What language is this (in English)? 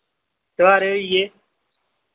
Dogri